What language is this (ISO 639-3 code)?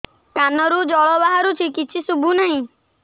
ori